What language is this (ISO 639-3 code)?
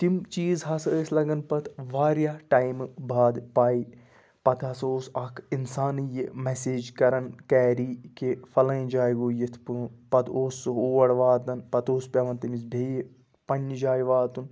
kas